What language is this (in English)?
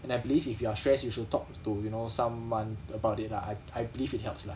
English